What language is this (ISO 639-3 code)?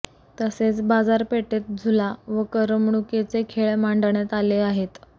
mar